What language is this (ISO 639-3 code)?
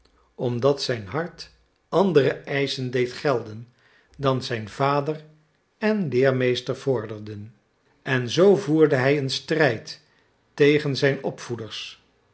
nld